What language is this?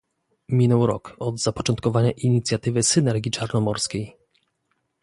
Polish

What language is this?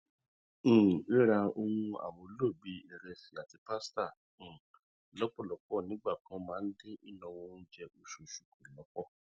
Yoruba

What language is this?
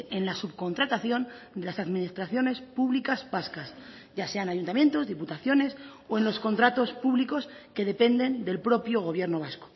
Spanish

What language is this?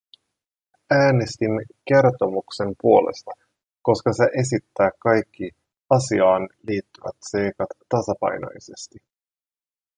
Finnish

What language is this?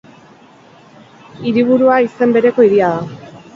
Basque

